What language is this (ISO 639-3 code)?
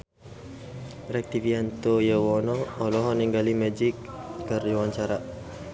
sun